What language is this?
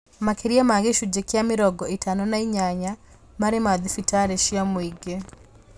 Kikuyu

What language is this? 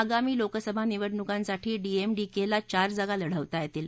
Marathi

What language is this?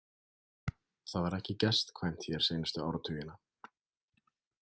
Icelandic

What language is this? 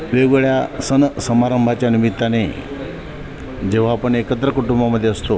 Marathi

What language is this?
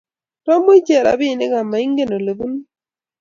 Kalenjin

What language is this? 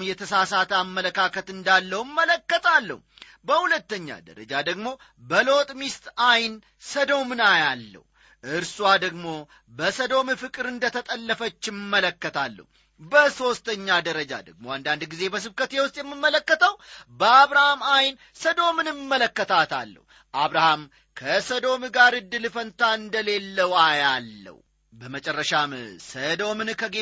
Amharic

